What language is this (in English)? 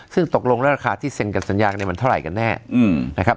Thai